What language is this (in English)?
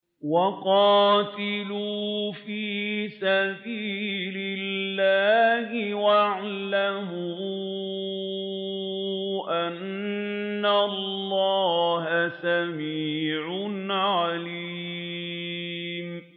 Arabic